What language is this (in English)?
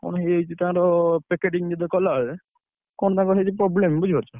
Odia